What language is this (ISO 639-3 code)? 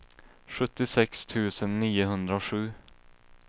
swe